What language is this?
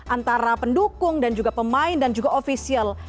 Indonesian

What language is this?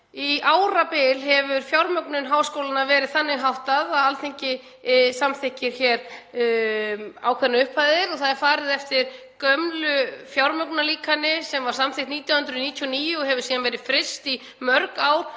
Icelandic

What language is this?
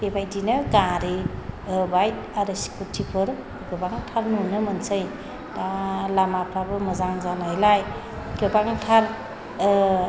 Bodo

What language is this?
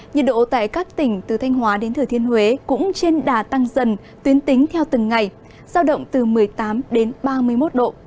Vietnamese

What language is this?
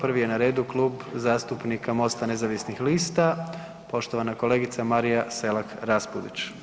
Croatian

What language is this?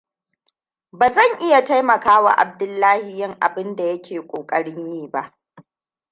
Hausa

